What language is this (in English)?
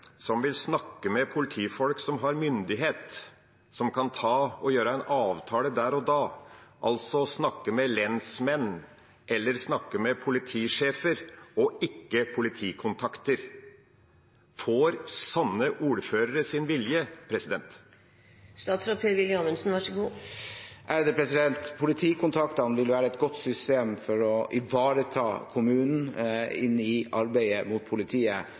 Norwegian